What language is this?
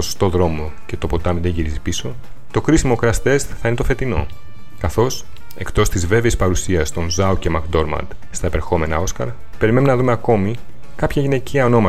Greek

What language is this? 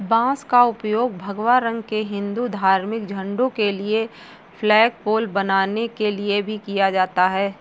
Hindi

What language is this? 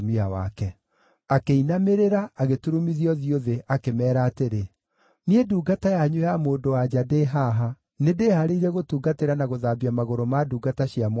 Kikuyu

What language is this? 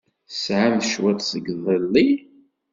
Kabyle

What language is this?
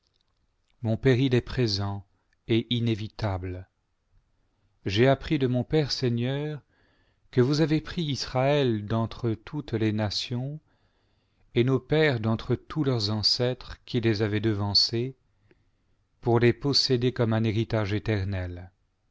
French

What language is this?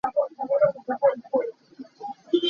Hakha Chin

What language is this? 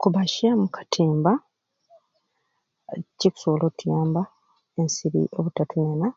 Ruuli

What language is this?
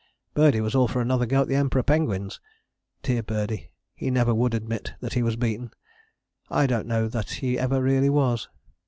English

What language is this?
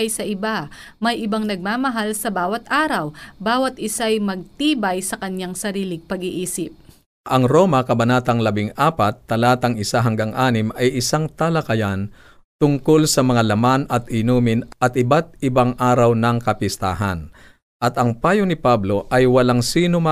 Filipino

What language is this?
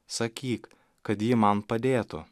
Lithuanian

